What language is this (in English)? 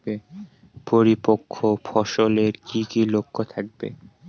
Bangla